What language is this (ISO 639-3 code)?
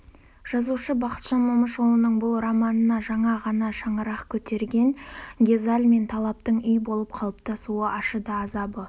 kaz